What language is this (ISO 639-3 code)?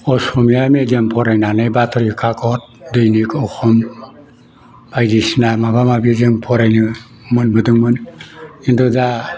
brx